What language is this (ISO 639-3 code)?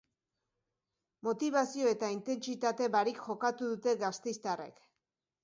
eus